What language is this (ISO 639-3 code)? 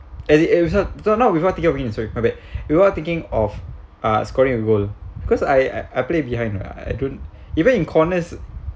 eng